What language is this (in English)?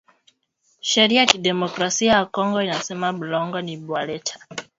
Swahili